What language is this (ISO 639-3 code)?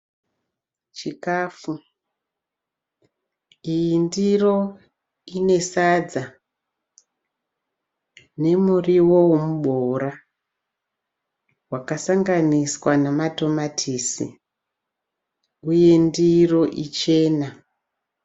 sna